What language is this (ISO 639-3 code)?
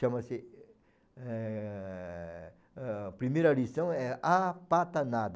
por